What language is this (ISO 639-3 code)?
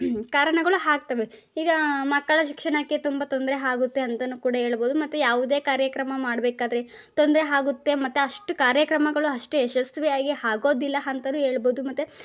kan